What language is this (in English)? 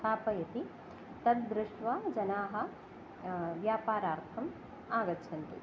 Sanskrit